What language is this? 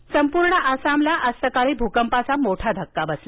Marathi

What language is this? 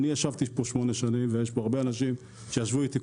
Hebrew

